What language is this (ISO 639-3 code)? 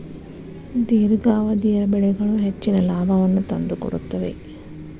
kan